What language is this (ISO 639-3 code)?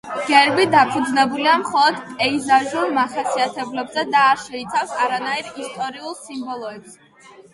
kat